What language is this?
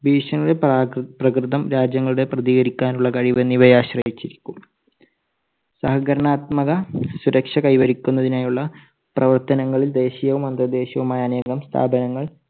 Malayalam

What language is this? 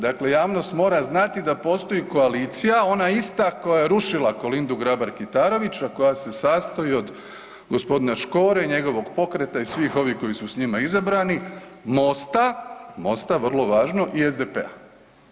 Croatian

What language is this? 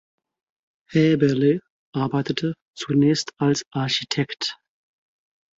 German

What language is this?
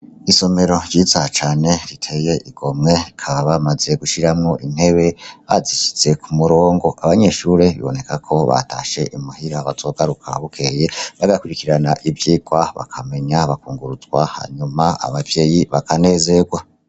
Rundi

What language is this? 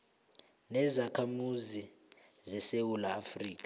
South Ndebele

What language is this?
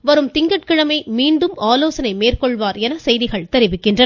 Tamil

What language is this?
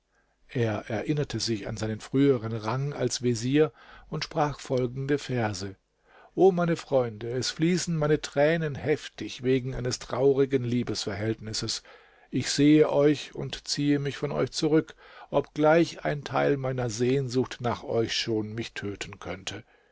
German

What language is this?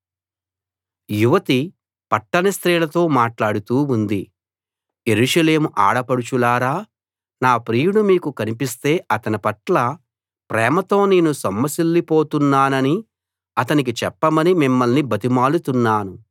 Telugu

